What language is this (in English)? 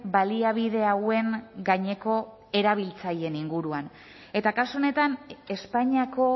Basque